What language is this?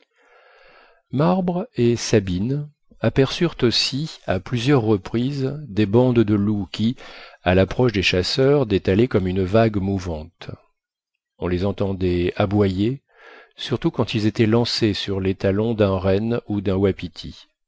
French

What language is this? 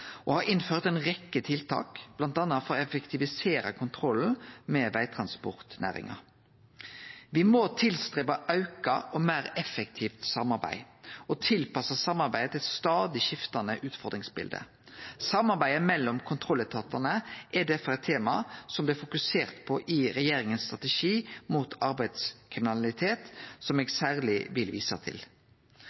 Norwegian Nynorsk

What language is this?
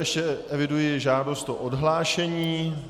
Czech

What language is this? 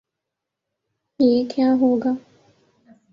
Urdu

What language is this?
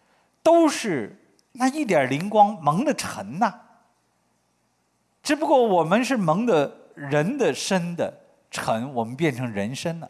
Chinese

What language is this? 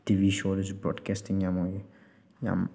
Manipuri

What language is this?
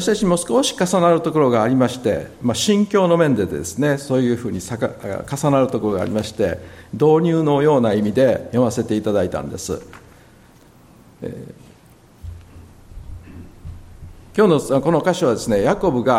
Japanese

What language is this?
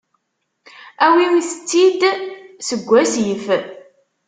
Kabyle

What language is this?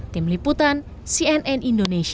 Indonesian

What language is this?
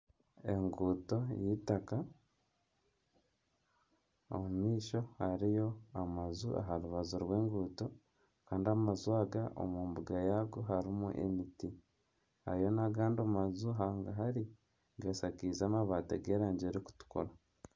Nyankole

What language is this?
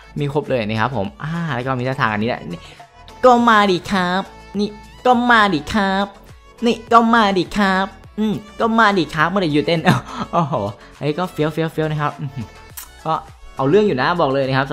Thai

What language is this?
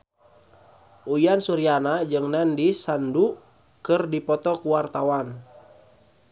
Sundanese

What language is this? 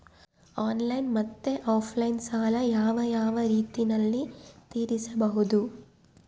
Kannada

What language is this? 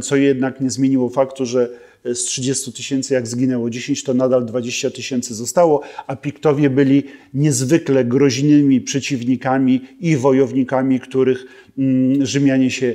Polish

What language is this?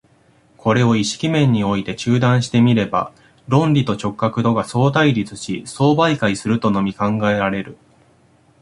Japanese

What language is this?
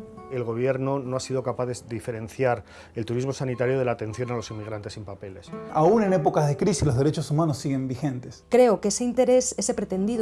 Spanish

